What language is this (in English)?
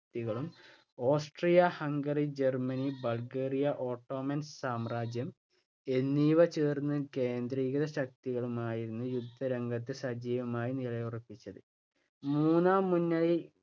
Malayalam